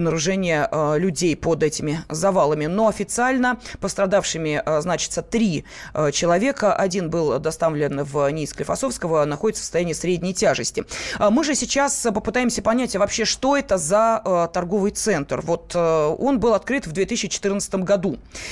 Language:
Russian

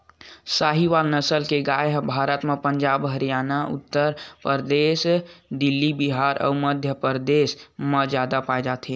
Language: Chhattisgarhi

